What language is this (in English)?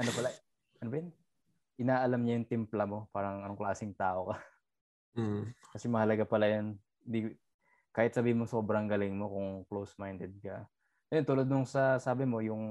Filipino